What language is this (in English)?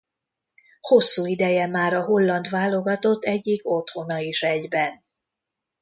Hungarian